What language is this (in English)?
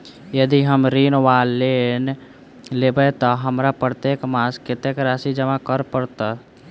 Maithili